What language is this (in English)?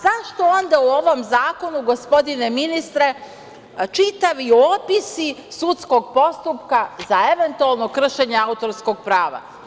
Serbian